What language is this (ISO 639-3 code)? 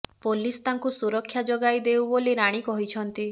ori